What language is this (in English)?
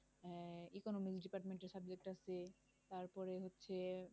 Bangla